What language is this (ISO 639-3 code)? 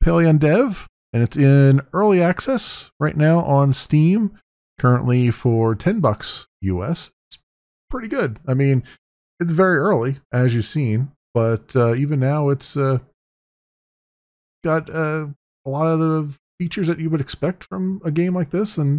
eng